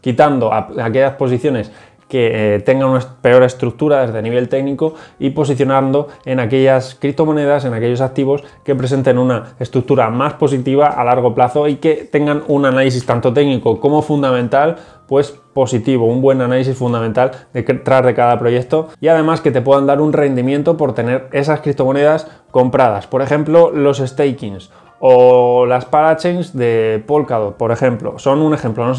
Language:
Spanish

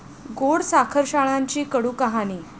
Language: Marathi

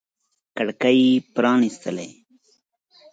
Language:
Pashto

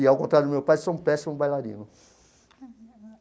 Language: Portuguese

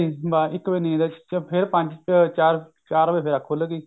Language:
Punjabi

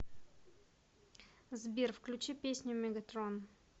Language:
Russian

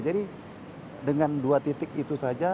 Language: Indonesian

